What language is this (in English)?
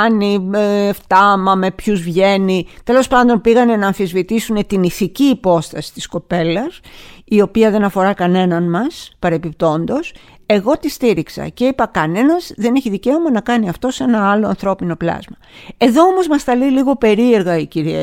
Greek